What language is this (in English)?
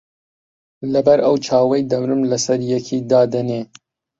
Central Kurdish